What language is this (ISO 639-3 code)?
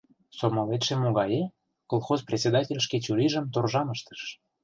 chm